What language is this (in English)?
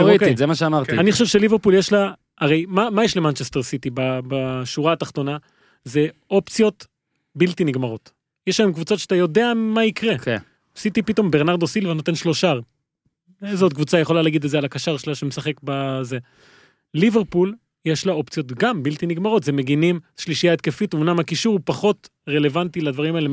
Hebrew